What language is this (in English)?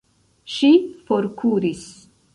Esperanto